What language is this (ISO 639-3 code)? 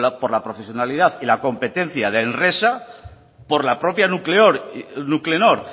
spa